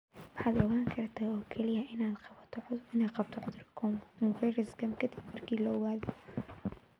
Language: Somali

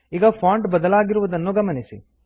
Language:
Kannada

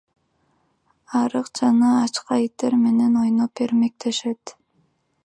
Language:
Kyrgyz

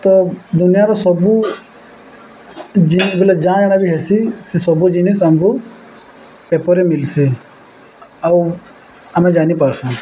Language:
Odia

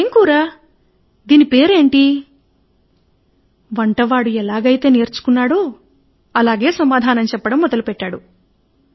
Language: Telugu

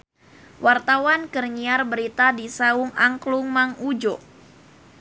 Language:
Sundanese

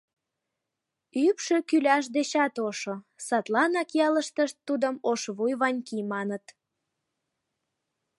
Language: Mari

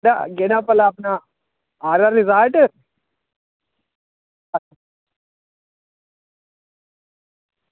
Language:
Dogri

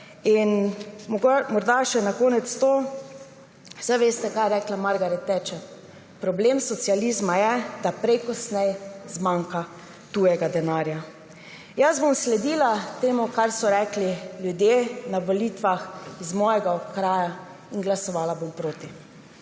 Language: Slovenian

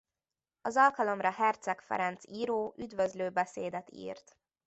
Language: Hungarian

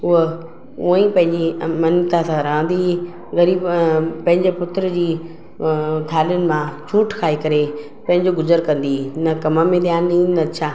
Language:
Sindhi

